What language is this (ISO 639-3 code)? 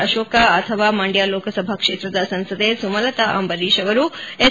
kan